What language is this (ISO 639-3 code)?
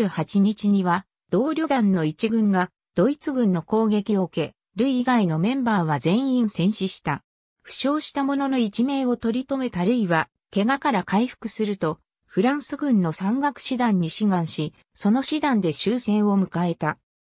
jpn